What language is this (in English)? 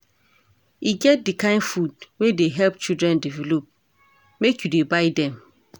Nigerian Pidgin